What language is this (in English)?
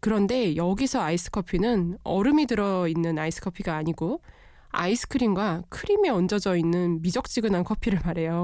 Korean